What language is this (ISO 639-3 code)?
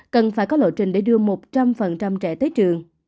vie